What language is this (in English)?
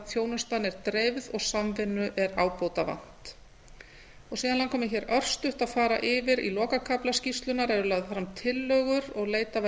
Icelandic